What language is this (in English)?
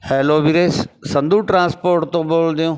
Punjabi